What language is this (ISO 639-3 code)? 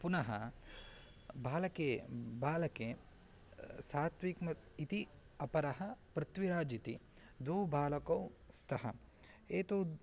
san